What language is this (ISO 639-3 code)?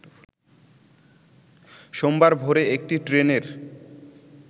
ben